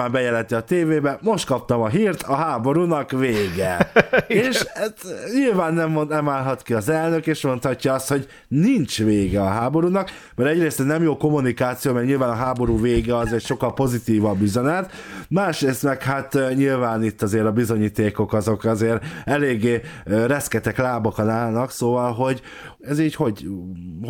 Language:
Hungarian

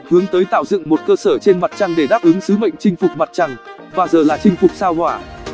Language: Vietnamese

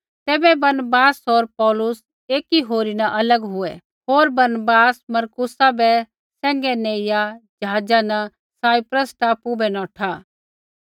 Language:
Kullu Pahari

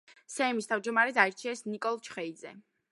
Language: Georgian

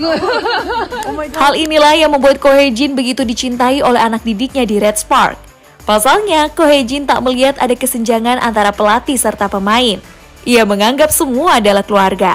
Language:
Indonesian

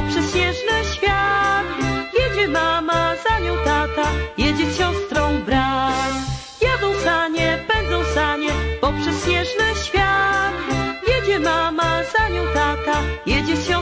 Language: Polish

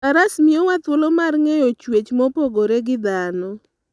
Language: Luo (Kenya and Tanzania)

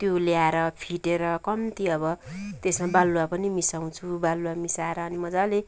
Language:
Nepali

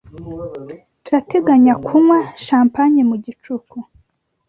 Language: Kinyarwanda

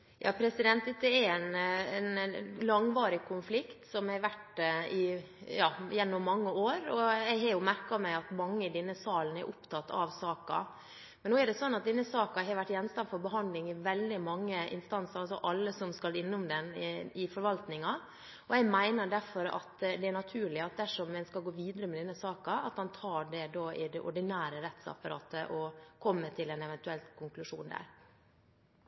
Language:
Norwegian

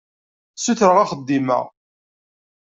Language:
Kabyle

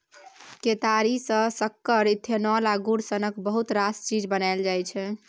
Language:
Maithili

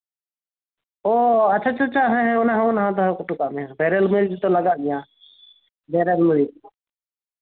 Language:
Santali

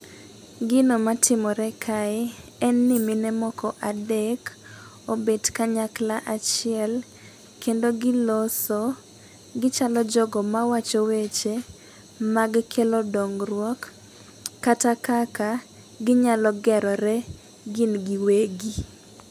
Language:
Luo (Kenya and Tanzania)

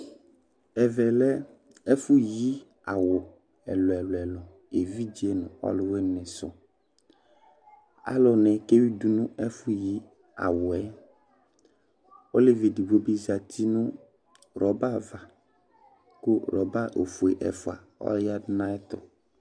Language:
Ikposo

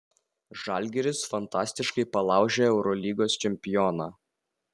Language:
Lithuanian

